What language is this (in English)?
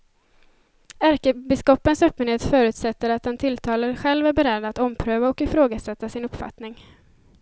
Swedish